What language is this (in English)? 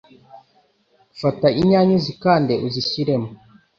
Kinyarwanda